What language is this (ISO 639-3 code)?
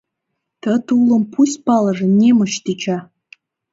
chm